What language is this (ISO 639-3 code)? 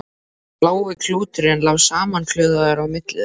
isl